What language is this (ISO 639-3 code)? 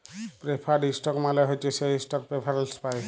ben